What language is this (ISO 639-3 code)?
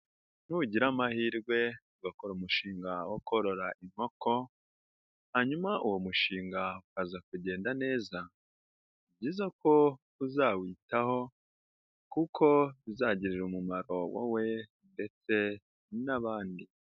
kin